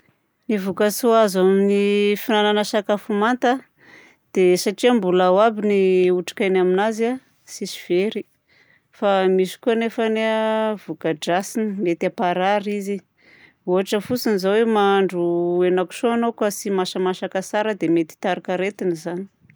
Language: Southern Betsimisaraka Malagasy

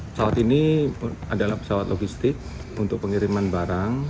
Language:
Indonesian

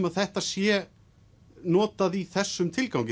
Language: Icelandic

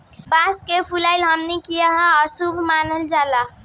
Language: Bhojpuri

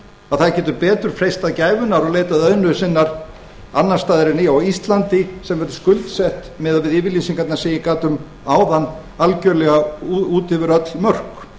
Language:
Icelandic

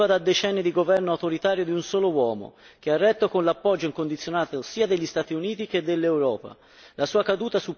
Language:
Italian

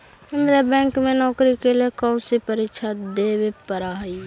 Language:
Magahi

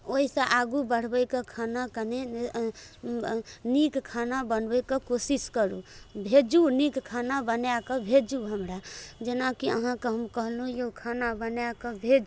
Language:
Maithili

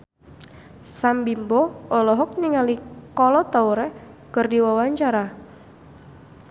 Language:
Sundanese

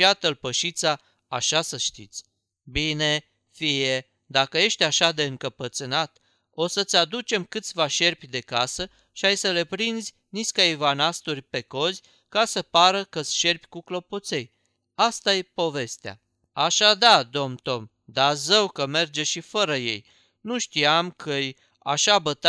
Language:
Romanian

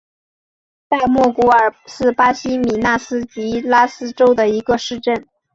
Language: Chinese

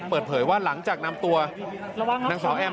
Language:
Thai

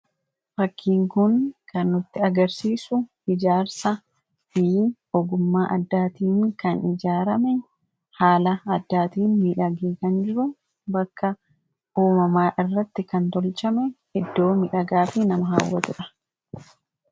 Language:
Oromo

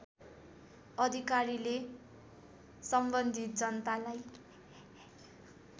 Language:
Nepali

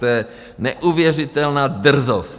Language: Czech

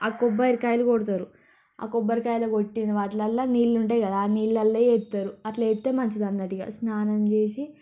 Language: Telugu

